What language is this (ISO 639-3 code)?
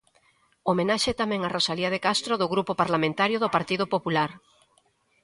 glg